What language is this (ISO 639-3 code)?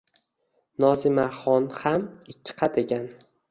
uzb